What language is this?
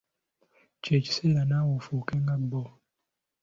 Ganda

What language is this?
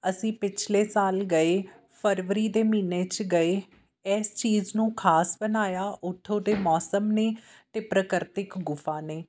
Punjabi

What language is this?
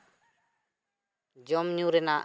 Santali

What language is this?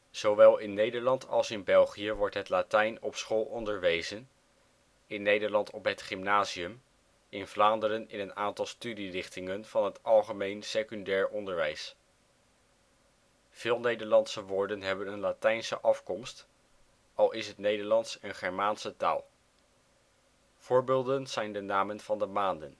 Dutch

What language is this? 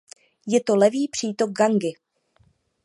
Czech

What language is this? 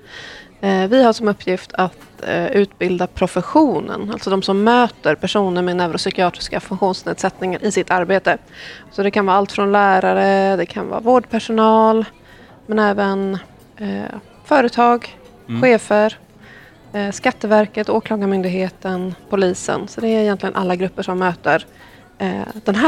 Swedish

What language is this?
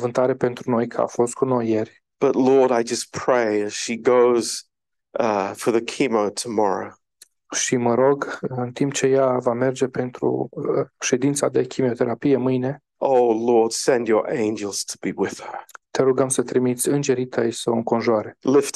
Romanian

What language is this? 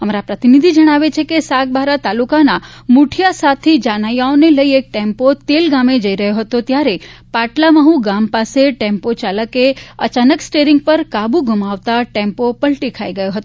Gujarati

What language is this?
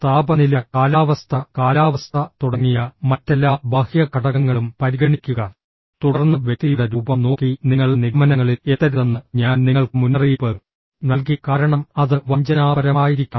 Malayalam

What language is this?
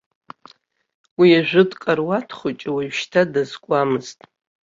Abkhazian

